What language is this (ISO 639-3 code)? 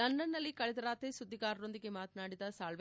kan